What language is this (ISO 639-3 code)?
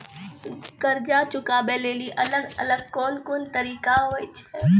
mai